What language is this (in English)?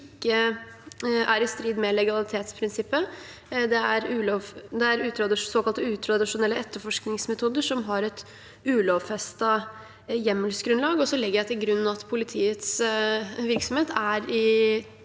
Norwegian